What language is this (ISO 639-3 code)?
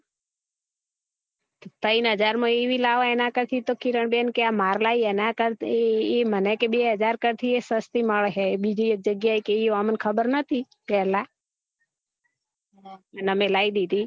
guj